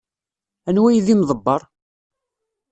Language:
Kabyle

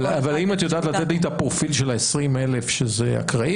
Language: Hebrew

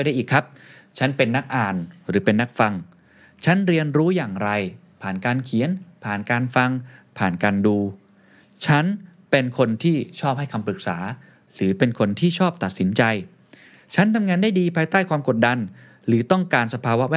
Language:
Thai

